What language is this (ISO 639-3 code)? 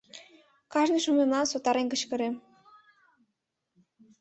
chm